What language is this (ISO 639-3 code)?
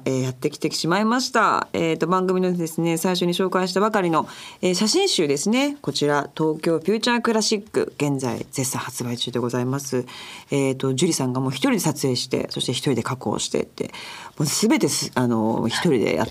jpn